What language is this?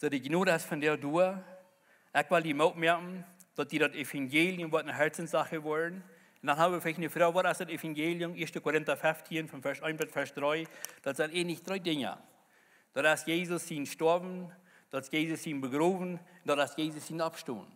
German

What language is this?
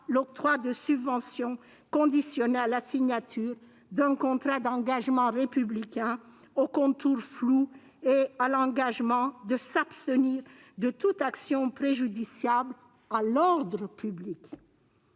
French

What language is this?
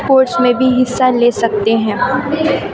Urdu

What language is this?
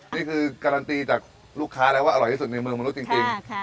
Thai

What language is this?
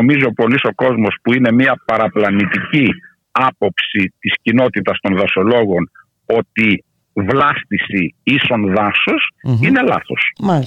Greek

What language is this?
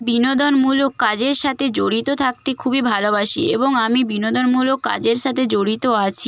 Bangla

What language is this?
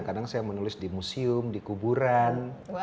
Indonesian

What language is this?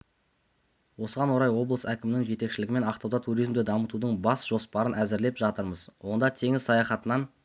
Kazakh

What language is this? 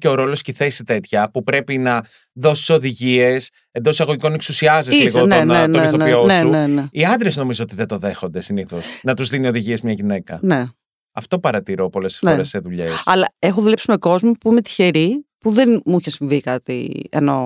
Greek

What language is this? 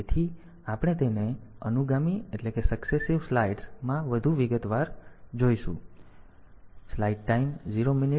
Gujarati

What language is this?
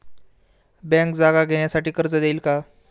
Marathi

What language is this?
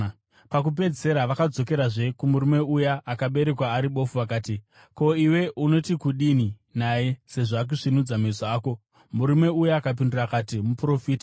Shona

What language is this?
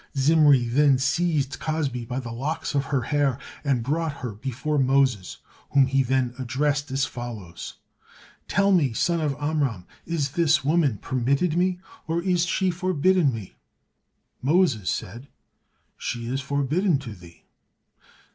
English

